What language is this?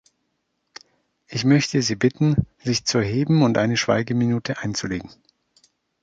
German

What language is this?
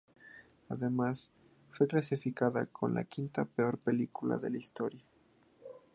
Spanish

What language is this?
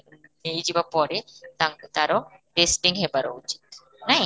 Odia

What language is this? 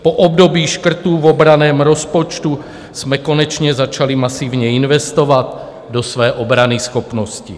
Czech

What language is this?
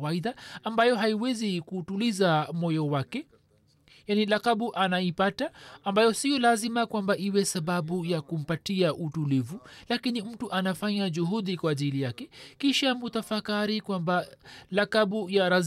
Swahili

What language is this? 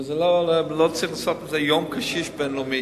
Hebrew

